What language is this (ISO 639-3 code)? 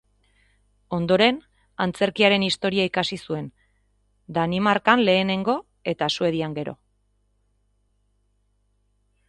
eus